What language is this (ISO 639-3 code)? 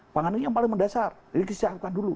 ind